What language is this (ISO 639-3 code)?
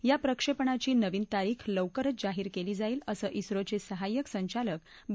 mar